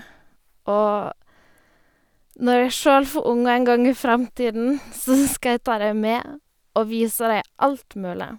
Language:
Norwegian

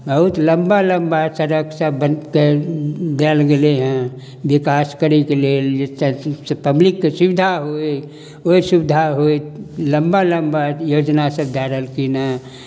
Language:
Maithili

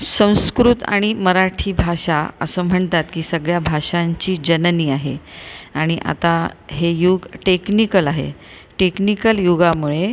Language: Marathi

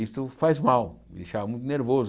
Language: Portuguese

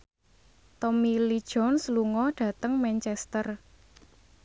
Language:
Javanese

